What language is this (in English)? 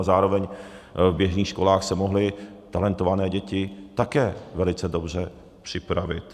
Czech